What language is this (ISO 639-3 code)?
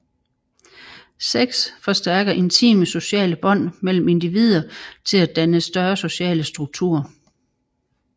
dan